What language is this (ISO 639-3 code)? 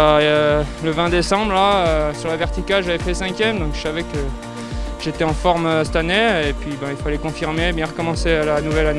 fra